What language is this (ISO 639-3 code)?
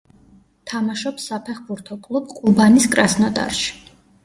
kat